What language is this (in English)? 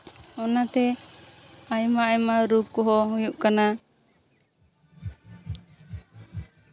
Santali